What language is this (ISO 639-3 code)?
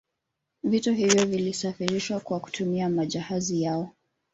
swa